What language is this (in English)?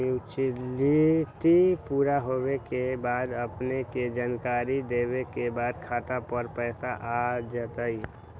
Magahi